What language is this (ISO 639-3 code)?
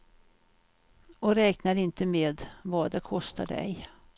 swe